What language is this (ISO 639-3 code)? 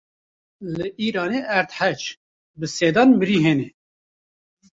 kur